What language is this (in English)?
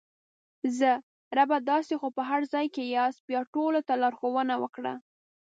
Pashto